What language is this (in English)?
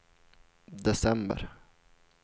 Swedish